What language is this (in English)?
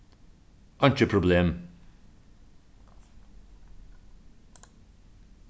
Faroese